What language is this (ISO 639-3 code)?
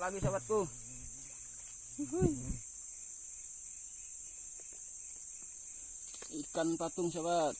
ind